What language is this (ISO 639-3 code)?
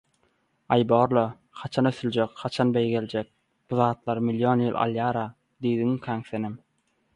tuk